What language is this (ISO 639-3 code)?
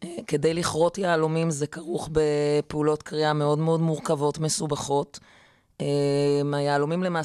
heb